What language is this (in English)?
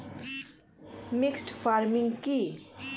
Bangla